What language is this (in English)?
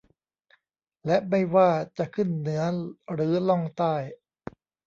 Thai